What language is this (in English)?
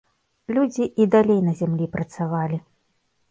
Belarusian